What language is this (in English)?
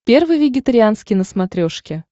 Russian